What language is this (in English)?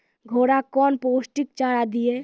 Maithili